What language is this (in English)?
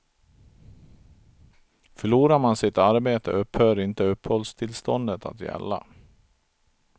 Swedish